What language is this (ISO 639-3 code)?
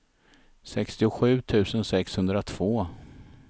swe